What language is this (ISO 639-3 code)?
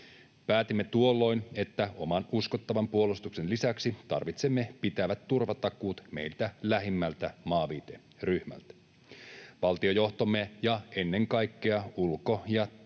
fin